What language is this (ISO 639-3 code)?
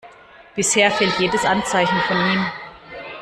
deu